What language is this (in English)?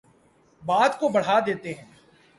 Urdu